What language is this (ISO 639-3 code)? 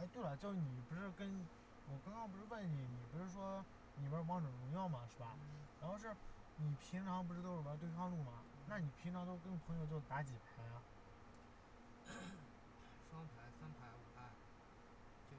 zho